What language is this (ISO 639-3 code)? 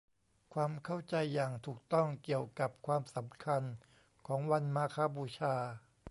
tha